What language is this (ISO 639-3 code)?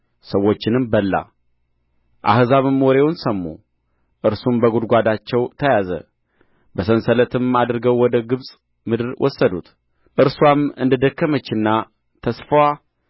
amh